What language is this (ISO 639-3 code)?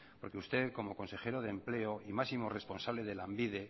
spa